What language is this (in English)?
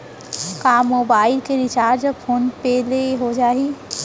Chhattisgarhi